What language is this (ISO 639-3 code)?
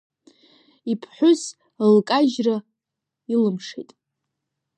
abk